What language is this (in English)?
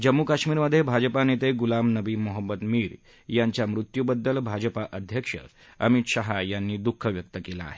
Marathi